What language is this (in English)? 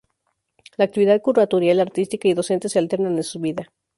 Spanish